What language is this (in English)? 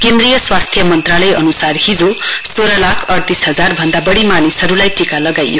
Nepali